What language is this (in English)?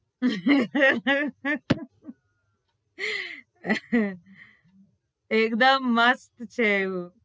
Gujarati